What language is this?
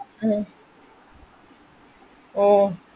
Malayalam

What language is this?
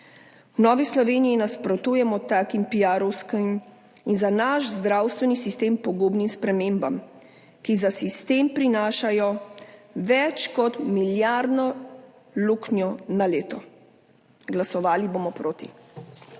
Slovenian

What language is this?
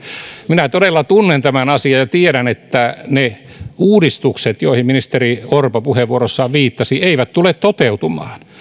Finnish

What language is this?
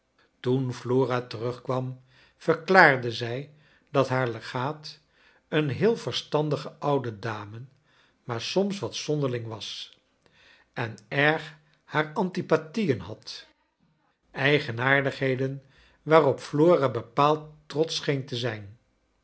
Dutch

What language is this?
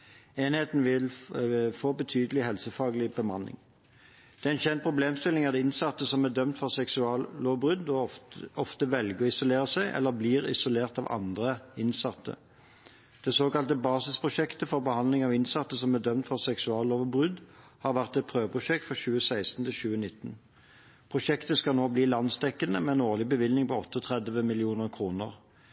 Norwegian Bokmål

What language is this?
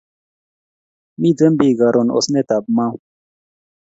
Kalenjin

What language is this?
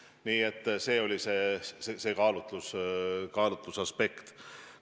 Estonian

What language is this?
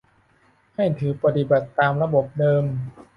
Thai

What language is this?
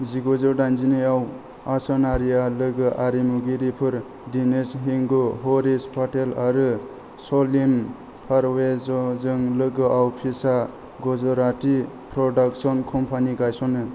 Bodo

